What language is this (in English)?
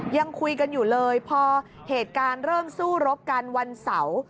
Thai